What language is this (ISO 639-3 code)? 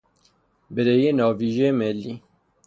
fas